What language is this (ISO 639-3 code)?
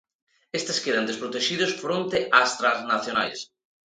glg